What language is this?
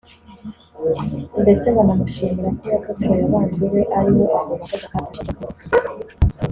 Kinyarwanda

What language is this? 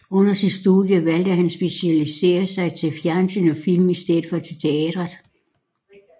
Danish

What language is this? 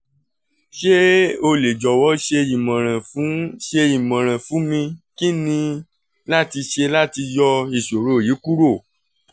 Yoruba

